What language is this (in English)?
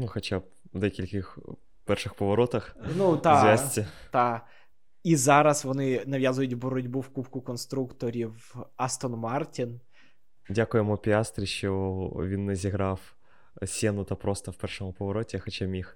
Ukrainian